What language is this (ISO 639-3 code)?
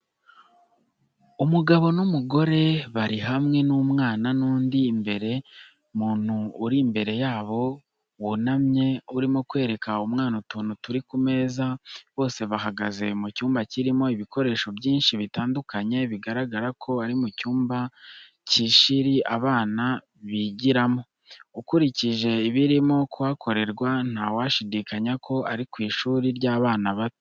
kin